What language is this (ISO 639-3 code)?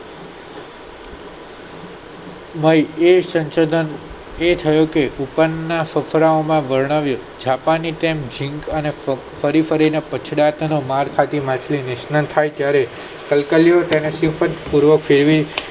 guj